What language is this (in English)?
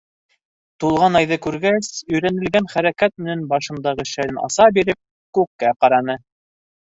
Bashkir